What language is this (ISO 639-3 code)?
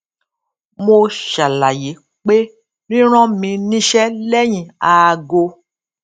yor